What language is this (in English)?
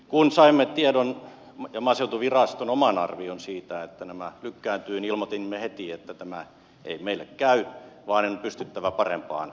Finnish